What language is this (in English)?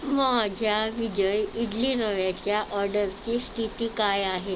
Marathi